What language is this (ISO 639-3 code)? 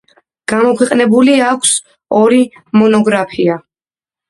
kat